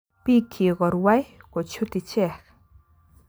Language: Kalenjin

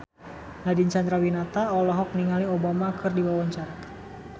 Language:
Sundanese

